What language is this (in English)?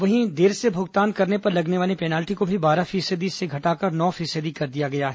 Hindi